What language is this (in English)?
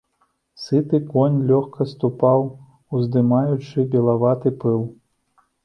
Belarusian